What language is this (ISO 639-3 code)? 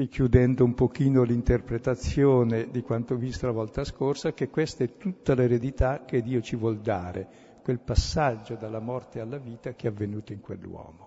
ita